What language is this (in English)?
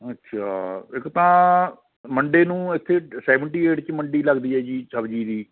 Punjabi